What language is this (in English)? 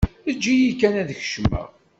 Kabyle